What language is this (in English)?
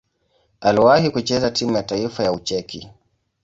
Swahili